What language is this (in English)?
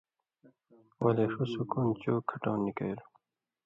Indus Kohistani